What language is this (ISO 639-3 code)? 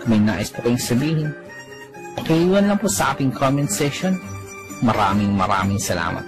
fil